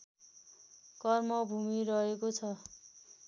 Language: Nepali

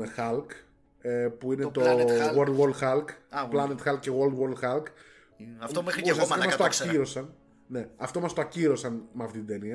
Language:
Greek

